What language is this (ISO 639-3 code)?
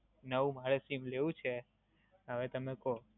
guj